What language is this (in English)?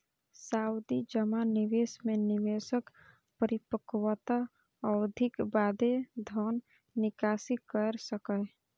Maithili